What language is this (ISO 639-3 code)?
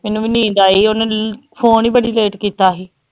pan